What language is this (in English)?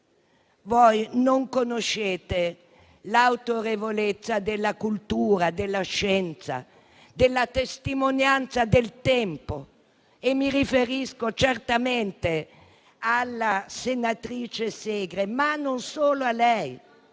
Italian